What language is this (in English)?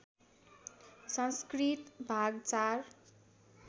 Nepali